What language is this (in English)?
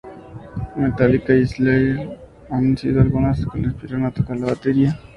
Spanish